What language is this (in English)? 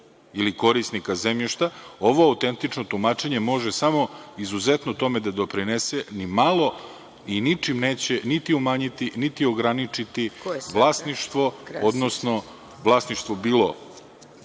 Serbian